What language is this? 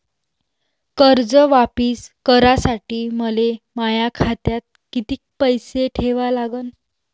Marathi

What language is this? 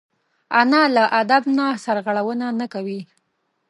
Pashto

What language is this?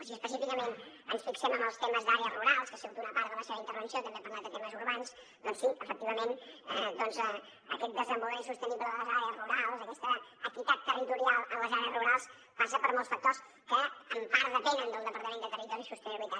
Catalan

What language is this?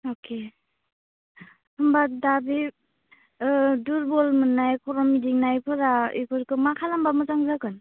Bodo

